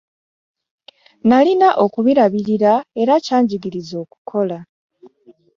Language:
Ganda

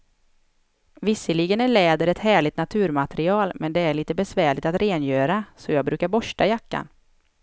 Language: Swedish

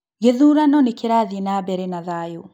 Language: Kikuyu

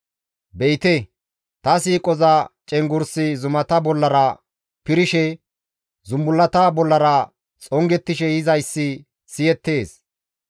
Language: Gamo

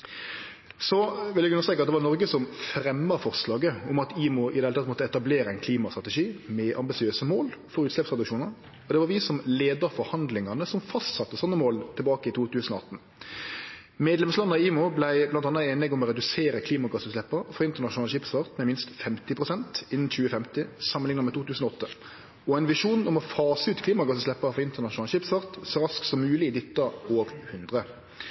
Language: Norwegian Nynorsk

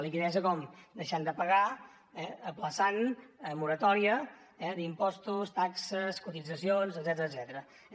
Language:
Catalan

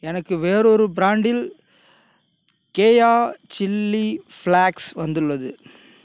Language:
Tamil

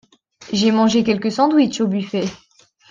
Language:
French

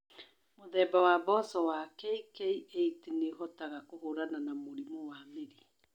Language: Kikuyu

